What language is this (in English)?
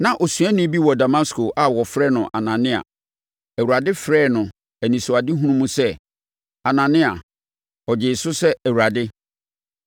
Akan